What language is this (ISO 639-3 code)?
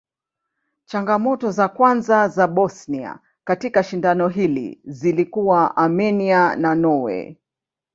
swa